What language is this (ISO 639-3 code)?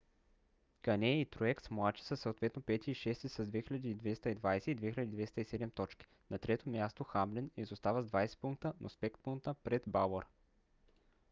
bul